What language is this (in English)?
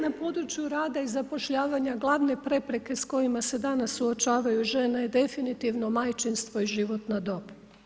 Croatian